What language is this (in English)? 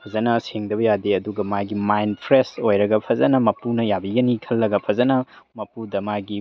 Manipuri